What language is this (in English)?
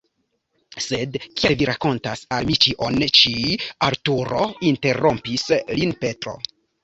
Esperanto